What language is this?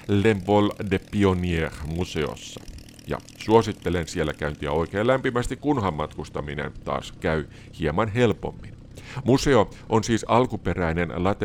Finnish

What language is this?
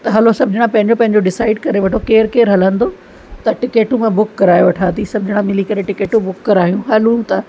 Sindhi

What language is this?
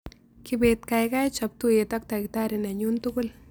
Kalenjin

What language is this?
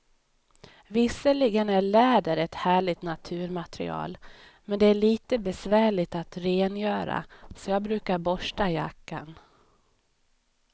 Swedish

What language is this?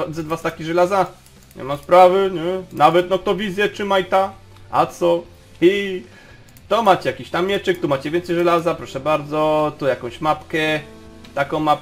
Polish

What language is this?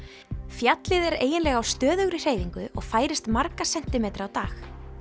Icelandic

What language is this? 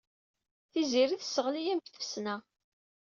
Kabyle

